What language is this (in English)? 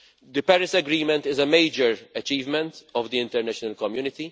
English